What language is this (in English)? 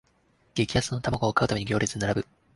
Japanese